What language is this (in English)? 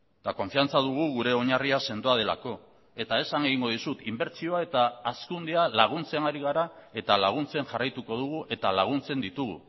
Basque